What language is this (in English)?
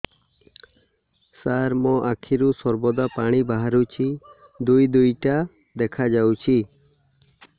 Odia